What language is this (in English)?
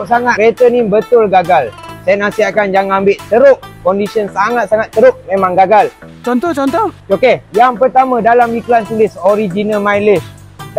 Malay